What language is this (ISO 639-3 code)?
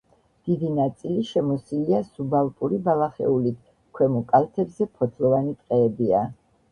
kat